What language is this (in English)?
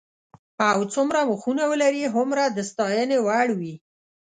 Pashto